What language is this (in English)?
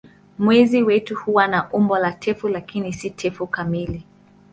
Swahili